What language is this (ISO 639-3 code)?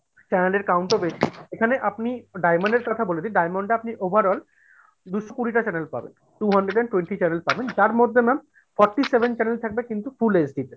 ben